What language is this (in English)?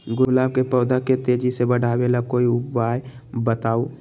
Magahi